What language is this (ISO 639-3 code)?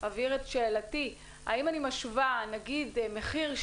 heb